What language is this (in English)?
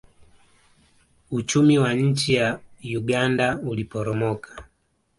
Swahili